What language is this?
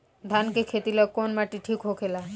Bhojpuri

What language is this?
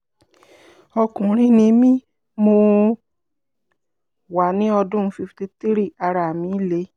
Yoruba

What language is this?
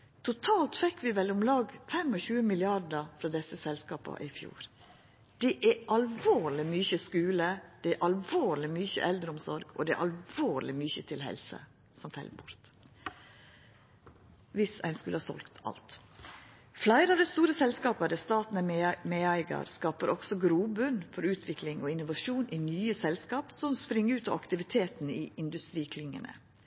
Norwegian Nynorsk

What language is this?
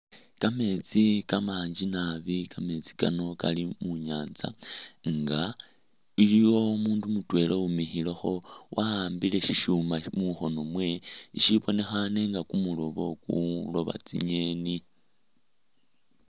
Masaaba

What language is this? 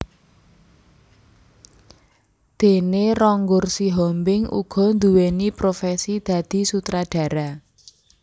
Javanese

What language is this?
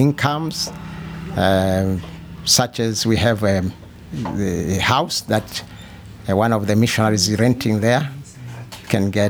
Swedish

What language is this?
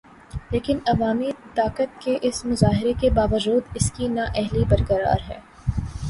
Urdu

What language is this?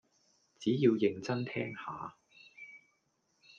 Cantonese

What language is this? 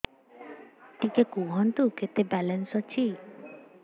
Odia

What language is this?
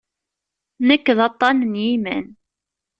Kabyle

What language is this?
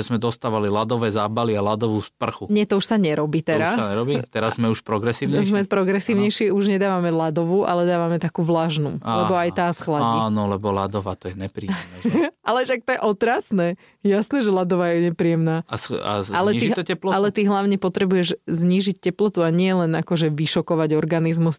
Slovak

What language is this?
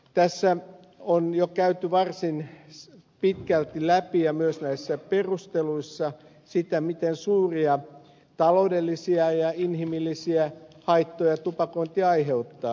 Finnish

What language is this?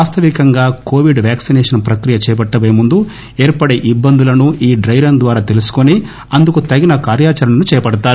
Telugu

